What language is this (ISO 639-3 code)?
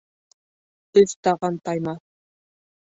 bak